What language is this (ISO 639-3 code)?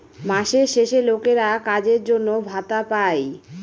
ben